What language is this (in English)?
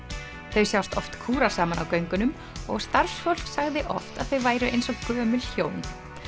Icelandic